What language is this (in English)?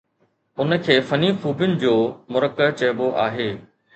Sindhi